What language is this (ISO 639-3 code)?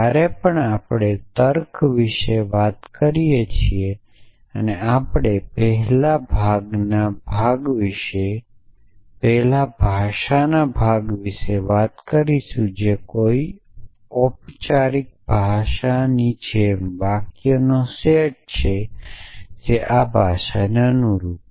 guj